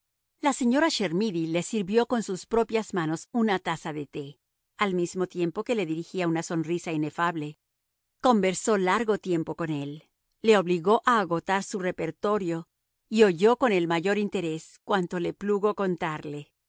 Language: Spanish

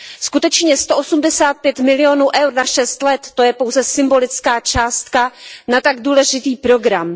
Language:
Czech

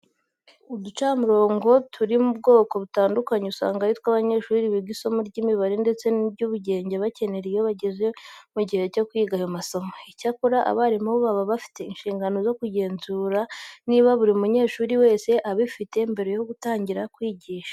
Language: Kinyarwanda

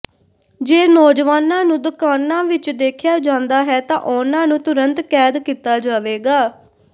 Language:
Punjabi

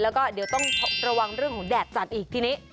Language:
Thai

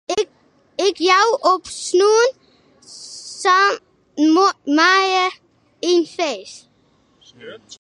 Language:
Western Frisian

